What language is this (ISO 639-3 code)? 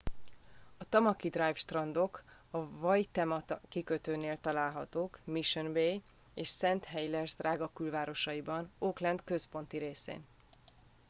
hun